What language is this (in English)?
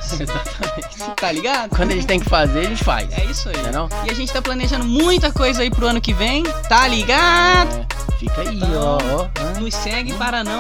Portuguese